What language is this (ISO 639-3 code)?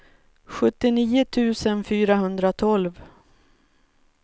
swe